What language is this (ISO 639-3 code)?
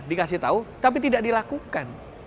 ind